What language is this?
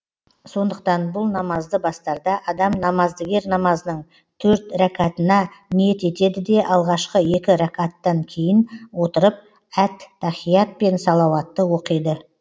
Kazakh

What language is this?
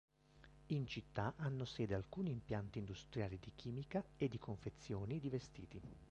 Italian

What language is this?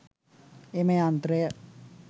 Sinhala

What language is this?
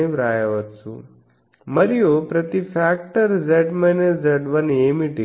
Telugu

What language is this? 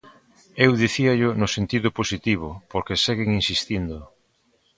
Galician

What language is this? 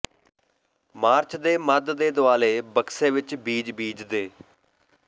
Punjabi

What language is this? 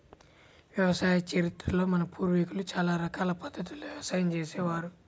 Telugu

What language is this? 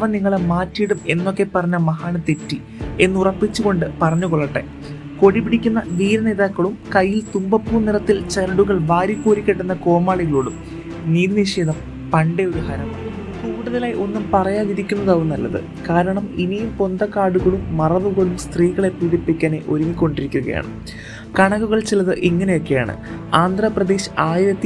Malayalam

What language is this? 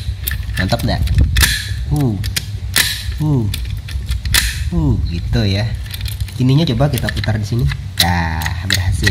Indonesian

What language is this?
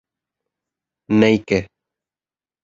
Guarani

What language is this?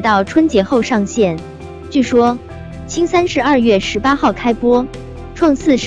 Chinese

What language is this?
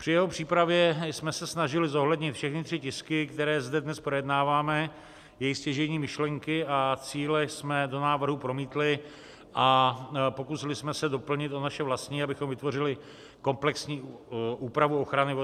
Czech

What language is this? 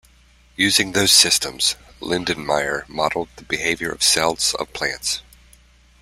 English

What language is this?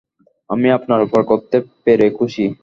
Bangla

